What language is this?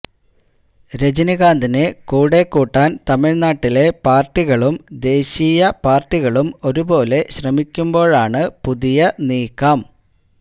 Malayalam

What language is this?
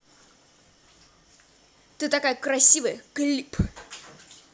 Russian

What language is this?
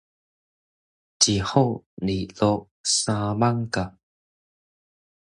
Min Nan Chinese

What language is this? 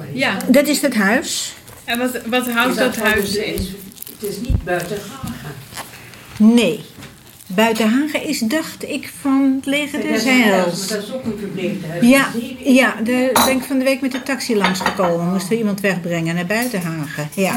Dutch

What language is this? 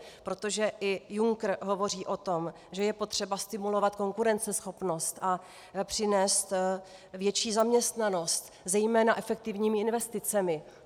Czech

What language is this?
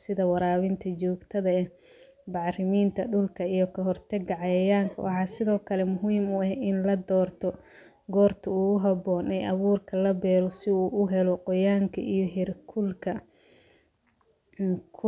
Somali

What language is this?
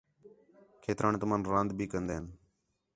Khetrani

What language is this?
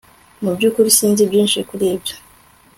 Kinyarwanda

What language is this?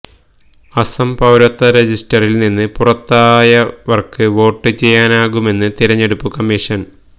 Malayalam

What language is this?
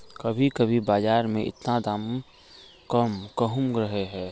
Magahi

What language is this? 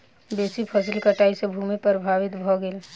Maithili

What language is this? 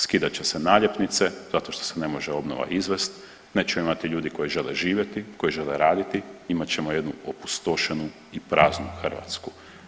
Croatian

